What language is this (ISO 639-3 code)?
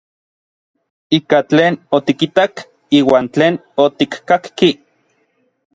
nlv